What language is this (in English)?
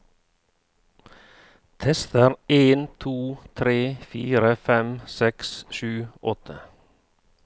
Norwegian